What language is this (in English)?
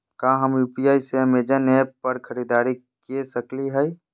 Magahi